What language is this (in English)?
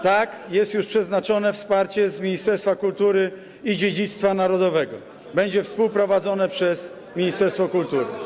Polish